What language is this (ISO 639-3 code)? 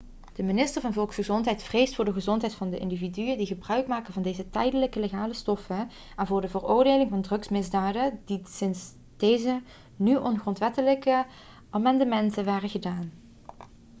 nld